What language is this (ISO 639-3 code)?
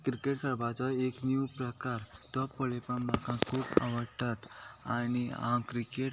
kok